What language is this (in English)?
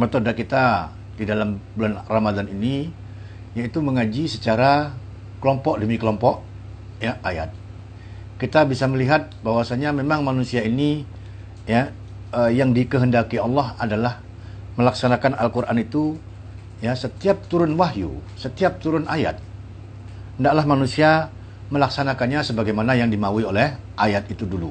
Indonesian